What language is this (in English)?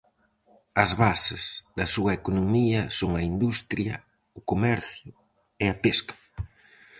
Galician